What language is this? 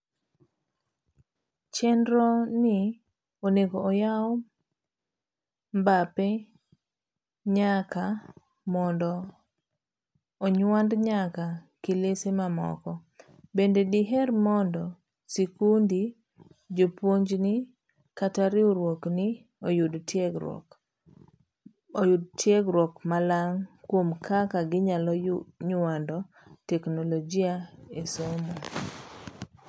Luo (Kenya and Tanzania)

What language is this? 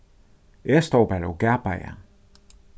Faroese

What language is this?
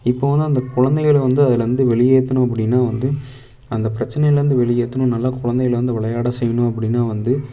Tamil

